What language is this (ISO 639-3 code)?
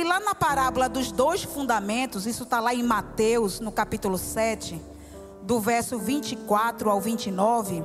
por